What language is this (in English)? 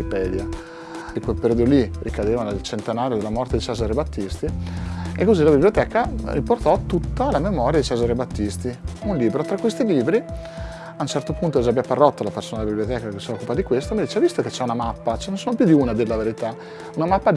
Italian